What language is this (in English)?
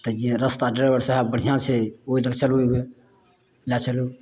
Maithili